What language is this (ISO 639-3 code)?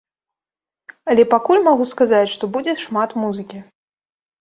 bel